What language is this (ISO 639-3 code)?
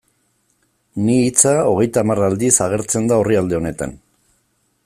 eus